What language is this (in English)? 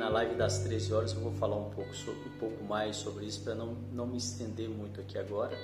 Portuguese